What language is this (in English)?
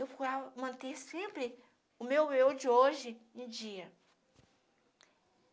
Portuguese